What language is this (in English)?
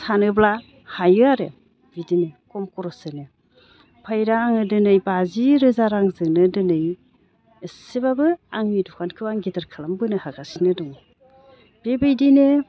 Bodo